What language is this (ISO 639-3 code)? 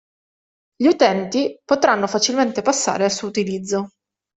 ita